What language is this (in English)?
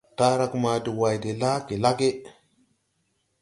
Tupuri